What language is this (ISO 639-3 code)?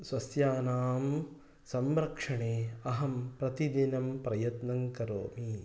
san